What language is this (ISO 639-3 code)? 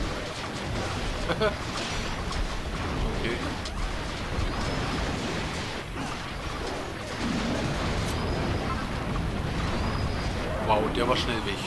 deu